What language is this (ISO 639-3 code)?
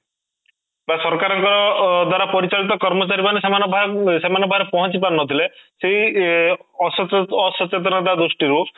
ori